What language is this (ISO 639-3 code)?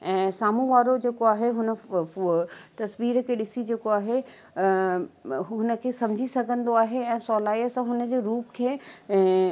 snd